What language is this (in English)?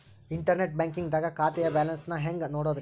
Kannada